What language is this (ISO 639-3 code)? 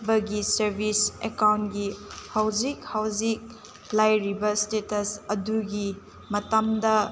mni